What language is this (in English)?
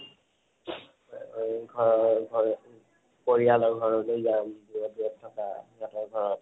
Assamese